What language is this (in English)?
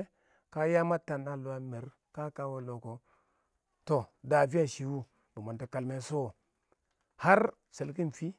Awak